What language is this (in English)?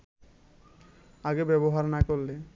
Bangla